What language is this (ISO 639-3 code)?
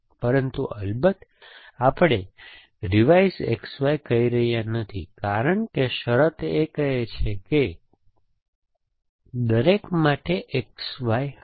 guj